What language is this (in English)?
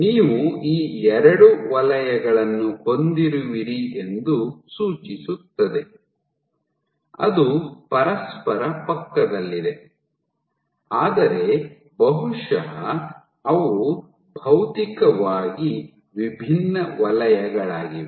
Kannada